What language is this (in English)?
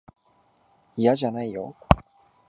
Japanese